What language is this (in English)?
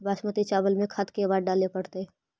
Magahi